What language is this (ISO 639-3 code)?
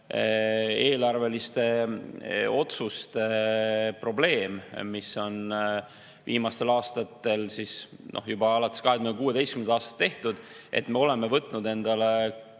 est